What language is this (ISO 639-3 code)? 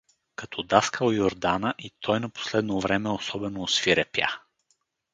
bul